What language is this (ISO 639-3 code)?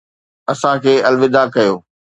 snd